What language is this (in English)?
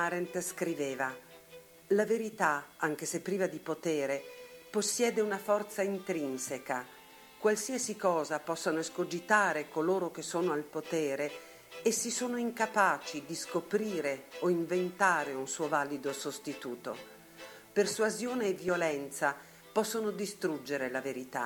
Italian